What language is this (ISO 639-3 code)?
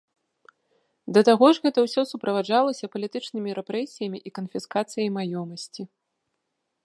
bel